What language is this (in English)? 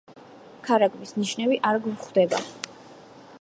Georgian